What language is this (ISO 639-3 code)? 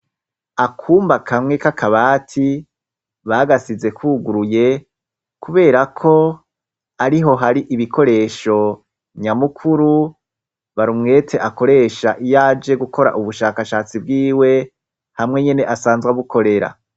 run